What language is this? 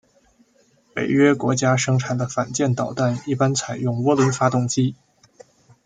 Chinese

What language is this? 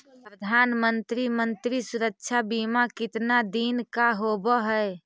Magahi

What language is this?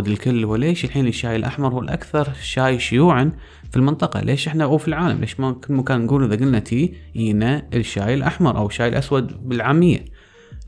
Arabic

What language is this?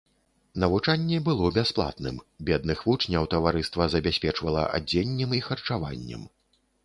Belarusian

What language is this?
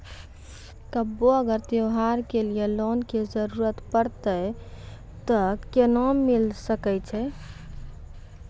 Maithili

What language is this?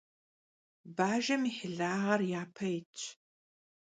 Kabardian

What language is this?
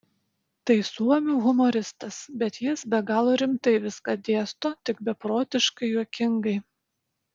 Lithuanian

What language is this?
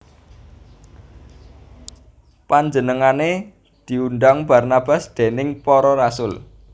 Javanese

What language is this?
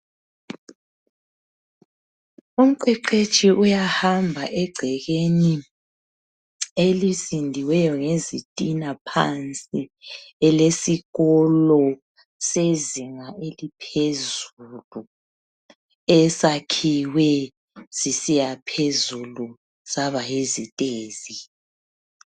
North Ndebele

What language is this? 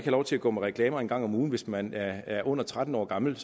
Danish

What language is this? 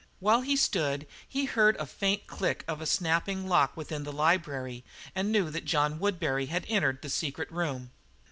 English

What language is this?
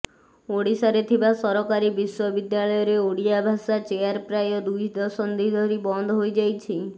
Odia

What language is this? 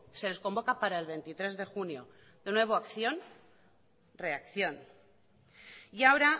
Spanish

